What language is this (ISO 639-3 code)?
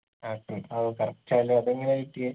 mal